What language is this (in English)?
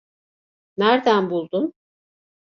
Turkish